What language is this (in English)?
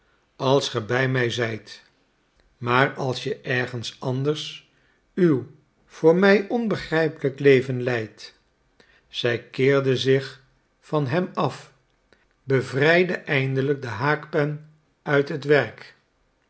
Dutch